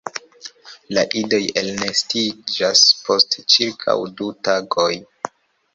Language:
Esperanto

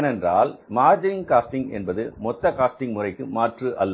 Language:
Tamil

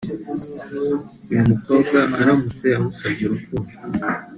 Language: Kinyarwanda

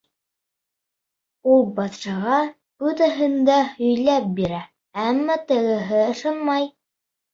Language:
Bashkir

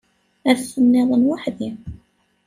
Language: Kabyle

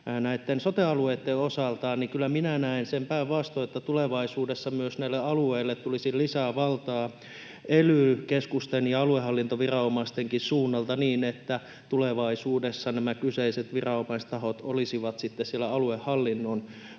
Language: Finnish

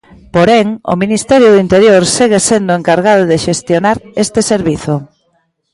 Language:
Galician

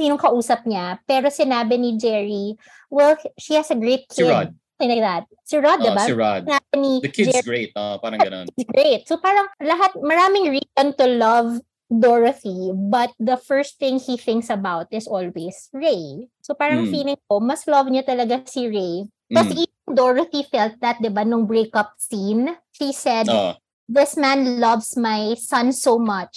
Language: Filipino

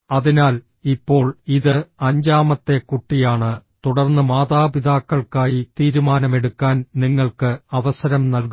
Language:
Malayalam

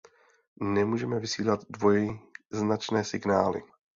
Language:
Czech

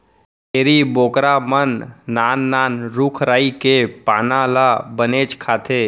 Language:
Chhattisgarhi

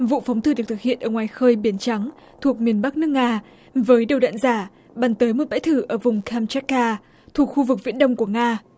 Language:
Vietnamese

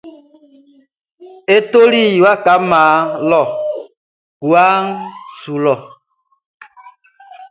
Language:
Baoulé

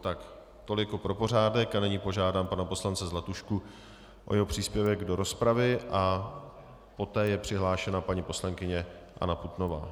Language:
Czech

